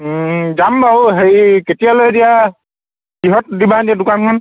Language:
Assamese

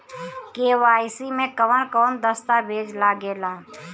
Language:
Bhojpuri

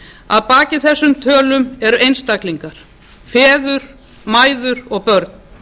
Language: Icelandic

